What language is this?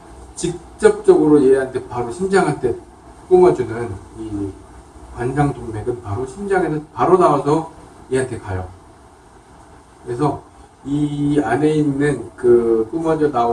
Korean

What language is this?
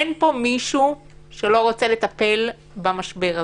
Hebrew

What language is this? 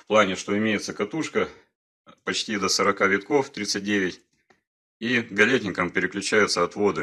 Russian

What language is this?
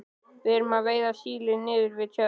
Icelandic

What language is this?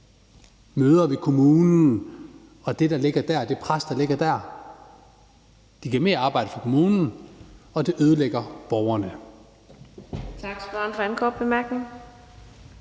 Danish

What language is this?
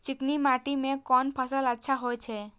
Maithili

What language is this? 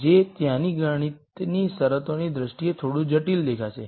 Gujarati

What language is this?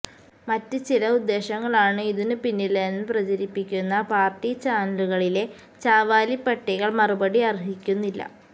Malayalam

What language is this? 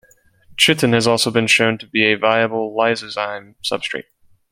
English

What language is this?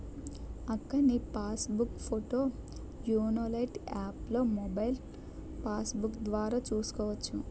Telugu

